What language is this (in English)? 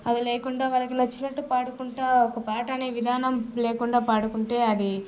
Telugu